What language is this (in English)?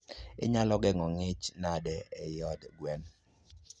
Luo (Kenya and Tanzania)